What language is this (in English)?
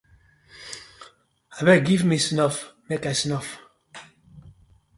Nigerian Pidgin